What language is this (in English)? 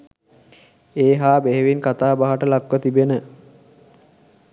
Sinhala